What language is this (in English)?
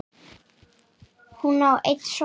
Icelandic